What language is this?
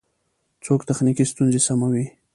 Pashto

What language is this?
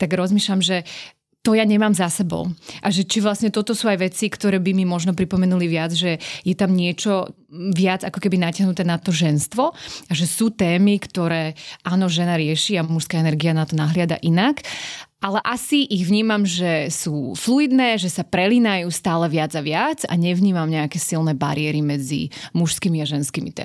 Slovak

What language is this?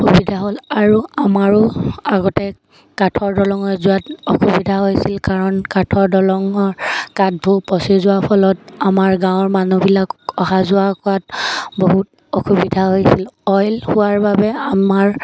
Assamese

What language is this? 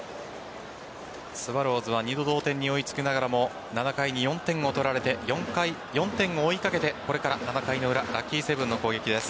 Japanese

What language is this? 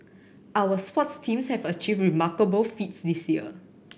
English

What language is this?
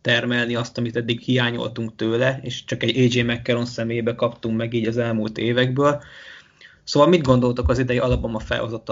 Hungarian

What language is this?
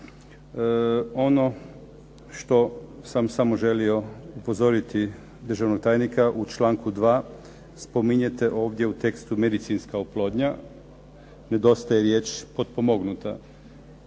Croatian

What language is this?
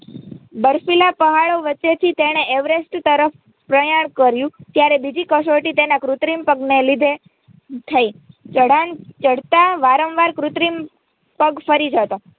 Gujarati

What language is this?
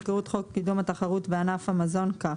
Hebrew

